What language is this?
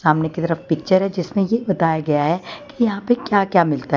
Hindi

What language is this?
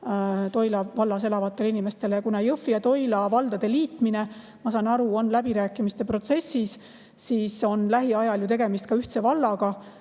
Estonian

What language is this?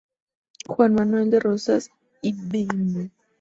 Spanish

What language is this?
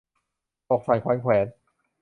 Thai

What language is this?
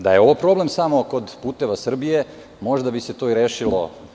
Serbian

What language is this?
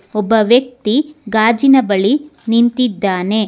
Kannada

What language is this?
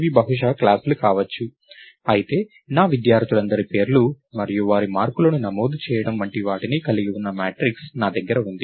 Telugu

